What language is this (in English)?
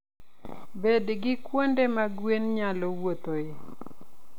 Luo (Kenya and Tanzania)